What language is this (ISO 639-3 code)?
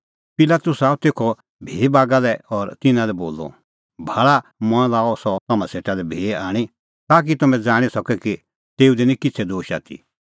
kfx